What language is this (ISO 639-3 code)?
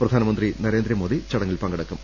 mal